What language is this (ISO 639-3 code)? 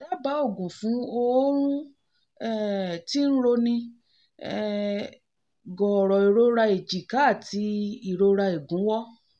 yor